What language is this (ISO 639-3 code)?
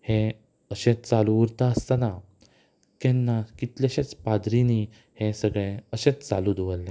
kok